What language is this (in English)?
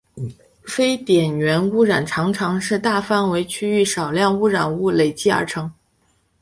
Chinese